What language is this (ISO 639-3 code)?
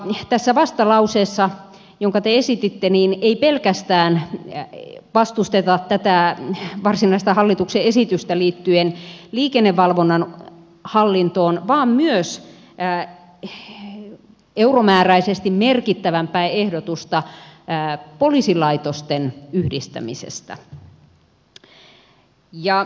fin